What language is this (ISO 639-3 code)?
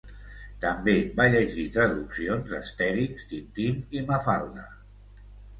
cat